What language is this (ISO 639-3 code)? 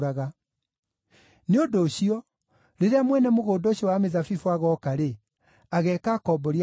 kik